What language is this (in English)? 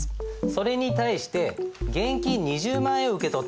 Japanese